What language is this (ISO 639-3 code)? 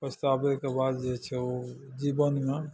mai